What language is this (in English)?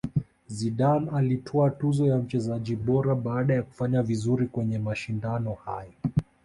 Swahili